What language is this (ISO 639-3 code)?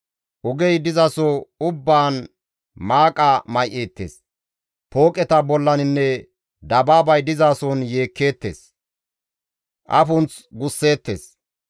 gmv